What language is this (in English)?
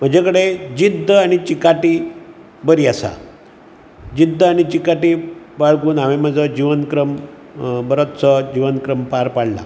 Konkani